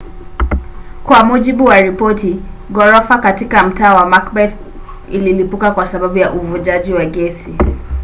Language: Swahili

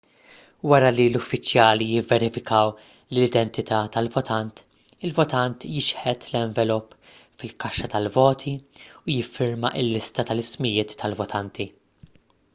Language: Maltese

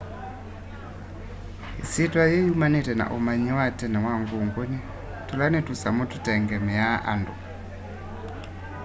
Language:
Kamba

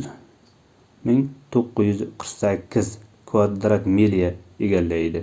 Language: Uzbek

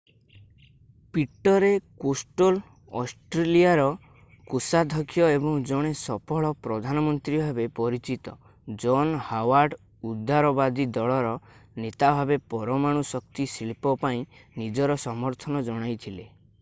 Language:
Odia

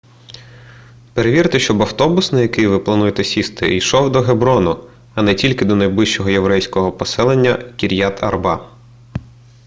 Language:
Ukrainian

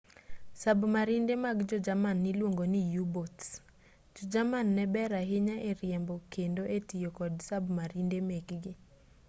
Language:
Luo (Kenya and Tanzania)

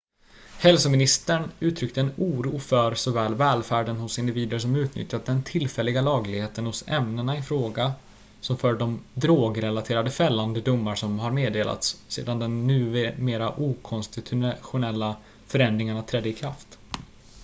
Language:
Swedish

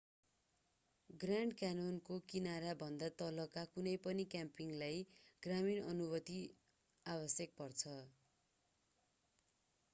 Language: Nepali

